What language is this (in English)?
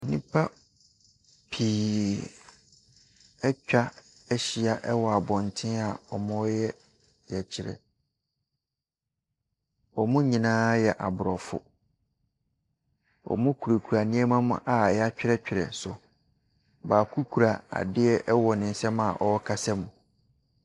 Akan